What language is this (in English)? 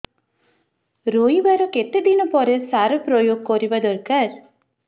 Odia